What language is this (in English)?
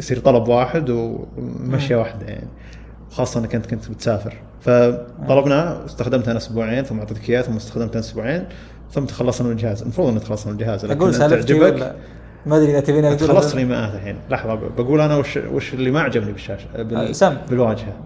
Arabic